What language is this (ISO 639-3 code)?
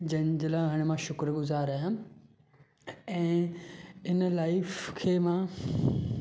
snd